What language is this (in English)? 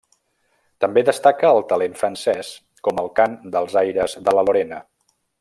Catalan